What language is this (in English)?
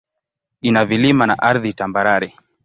Swahili